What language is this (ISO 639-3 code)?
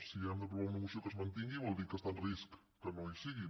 cat